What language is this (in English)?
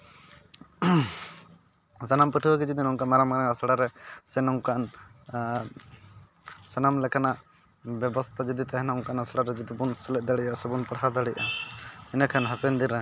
Santali